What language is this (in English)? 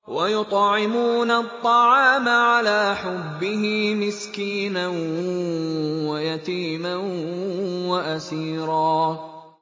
Arabic